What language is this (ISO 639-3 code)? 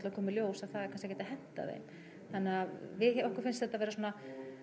isl